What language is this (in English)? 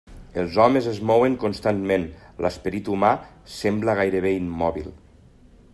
Catalan